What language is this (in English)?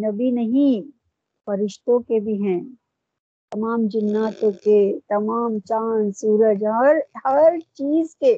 Urdu